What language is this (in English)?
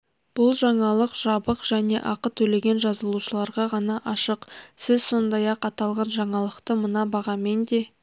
Kazakh